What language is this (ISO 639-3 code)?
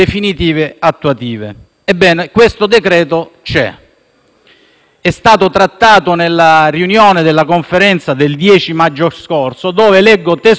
ita